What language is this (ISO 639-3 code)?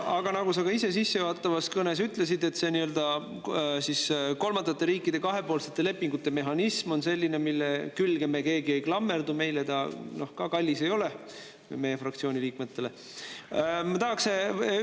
est